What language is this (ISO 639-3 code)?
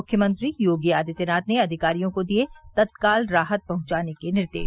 hin